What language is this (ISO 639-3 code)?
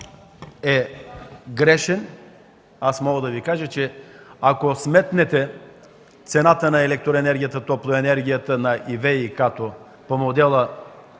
bul